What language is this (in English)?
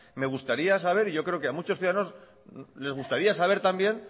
Spanish